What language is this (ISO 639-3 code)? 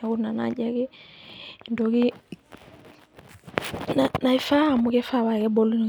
mas